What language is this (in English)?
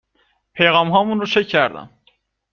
Persian